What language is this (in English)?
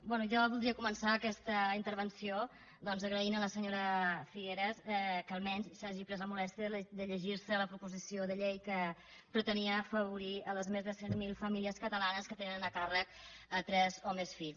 Catalan